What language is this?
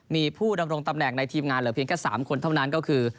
Thai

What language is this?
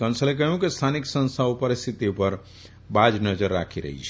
Gujarati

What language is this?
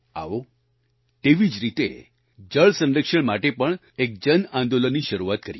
Gujarati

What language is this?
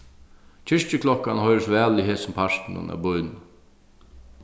Faroese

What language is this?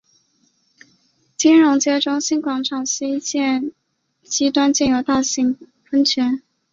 Chinese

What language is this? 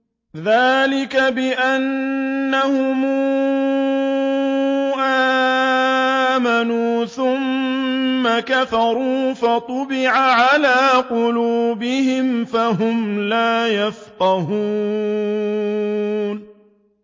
Arabic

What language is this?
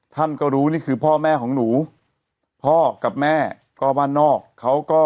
Thai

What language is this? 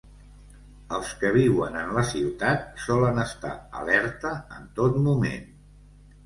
Catalan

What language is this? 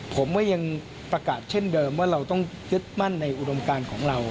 Thai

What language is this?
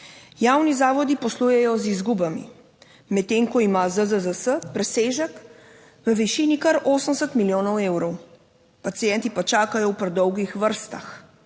Slovenian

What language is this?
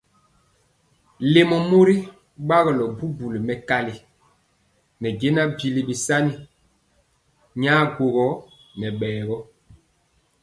Mpiemo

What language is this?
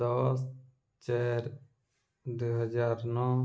Odia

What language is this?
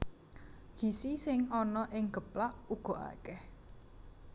Javanese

